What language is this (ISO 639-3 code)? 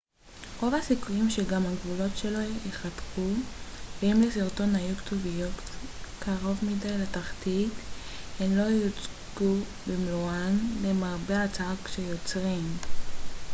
heb